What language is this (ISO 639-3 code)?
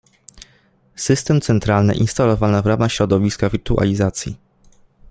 pol